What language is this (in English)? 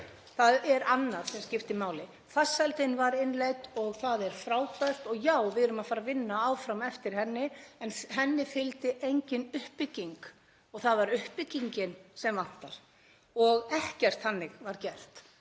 Icelandic